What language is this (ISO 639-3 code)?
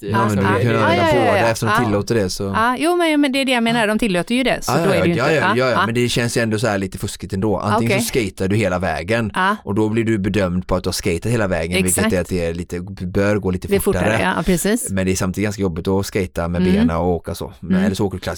swe